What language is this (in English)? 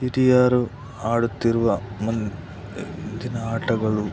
Kannada